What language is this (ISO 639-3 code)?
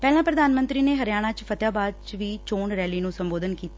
pan